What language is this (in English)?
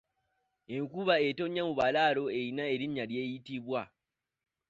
Ganda